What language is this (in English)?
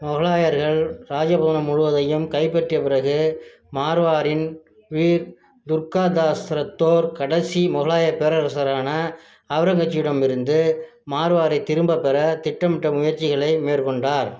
Tamil